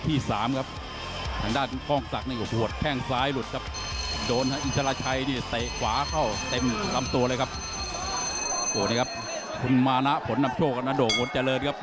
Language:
Thai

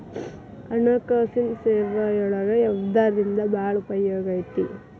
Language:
Kannada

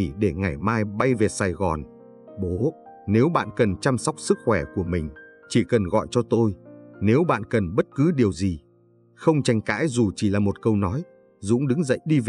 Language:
Vietnamese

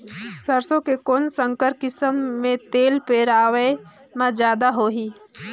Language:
Chhattisgarhi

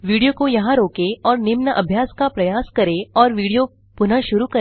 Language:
Hindi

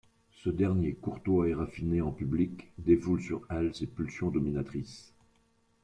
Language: French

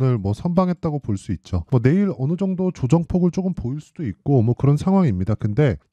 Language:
Korean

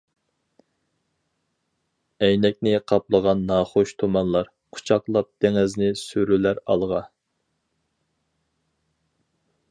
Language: Uyghur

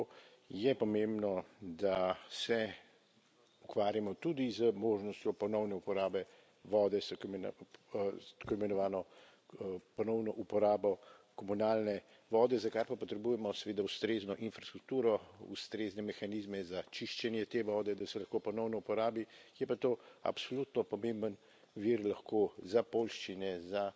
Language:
Slovenian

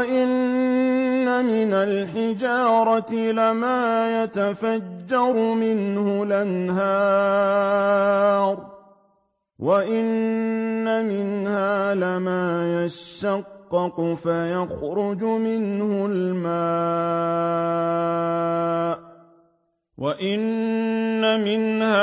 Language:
Arabic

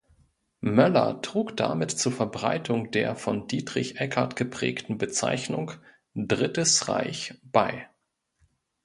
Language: German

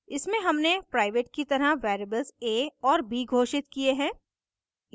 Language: Hindi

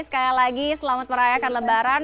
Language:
Indonesian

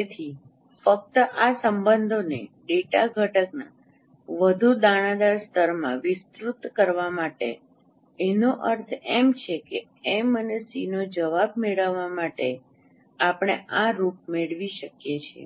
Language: Gujarati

